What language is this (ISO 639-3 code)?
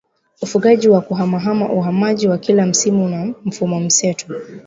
swa